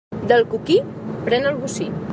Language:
Catalan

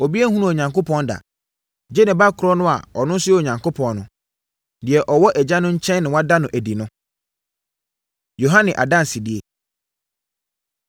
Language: Akan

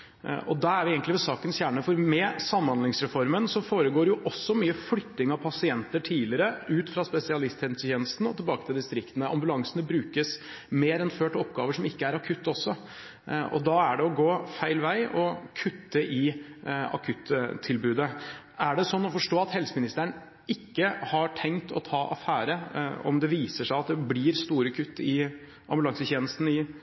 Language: Norwegian Bokmål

